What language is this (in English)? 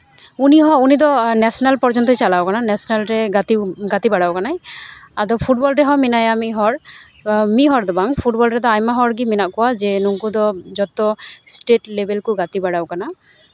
Santali